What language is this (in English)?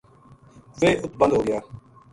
Gujari